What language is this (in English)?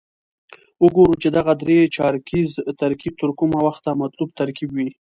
Pashto